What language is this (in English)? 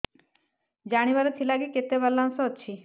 Odia